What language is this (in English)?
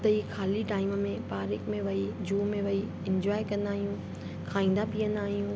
Sindhi